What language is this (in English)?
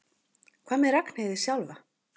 Icelandic